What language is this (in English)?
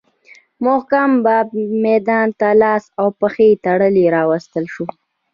Pashto